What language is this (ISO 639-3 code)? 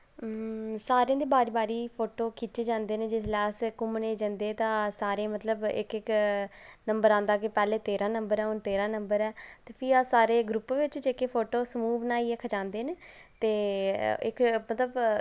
doi